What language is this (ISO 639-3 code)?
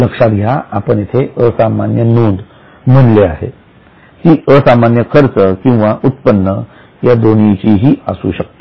mar